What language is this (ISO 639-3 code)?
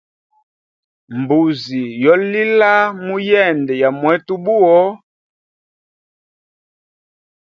hem